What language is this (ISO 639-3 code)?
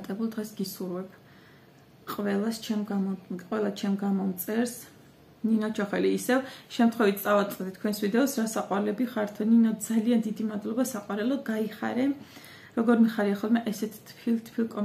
ron